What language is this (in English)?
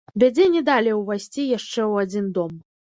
Belarusian